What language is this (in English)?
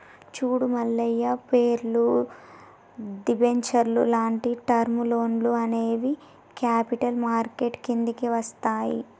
Telugu